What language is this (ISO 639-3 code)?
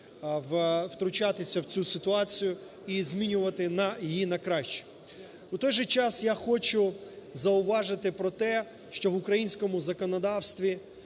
ukr